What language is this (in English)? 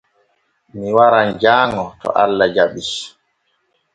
Borgu Fulfulde